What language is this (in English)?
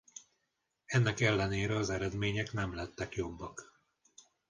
Hungarian